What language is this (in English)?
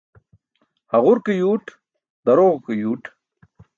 Burushaski